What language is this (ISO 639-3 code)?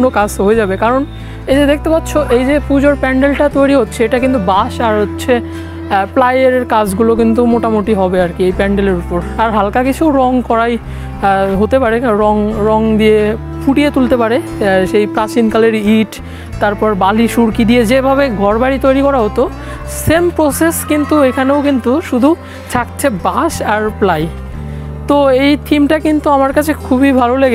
ben